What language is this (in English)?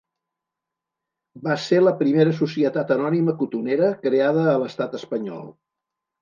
Catalan